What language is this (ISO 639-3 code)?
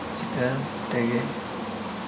sat